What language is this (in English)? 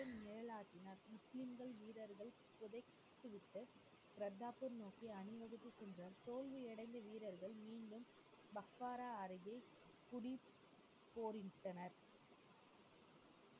Tamil